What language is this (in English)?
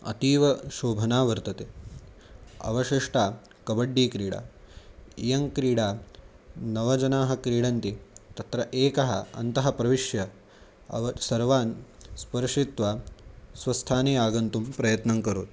Sanskrit